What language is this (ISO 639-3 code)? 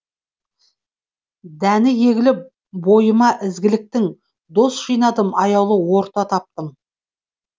kaz